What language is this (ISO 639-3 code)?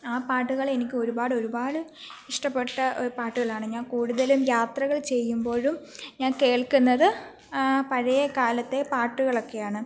mal